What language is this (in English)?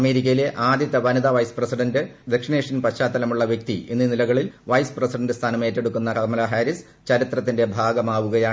Malayalam